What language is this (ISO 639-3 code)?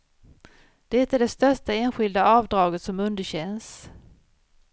swe